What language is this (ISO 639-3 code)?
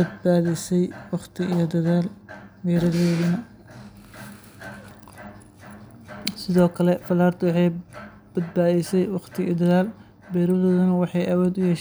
som